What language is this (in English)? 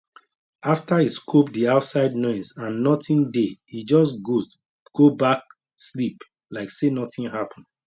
Nigerian Pidgin